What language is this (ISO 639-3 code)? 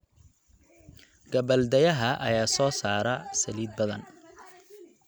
som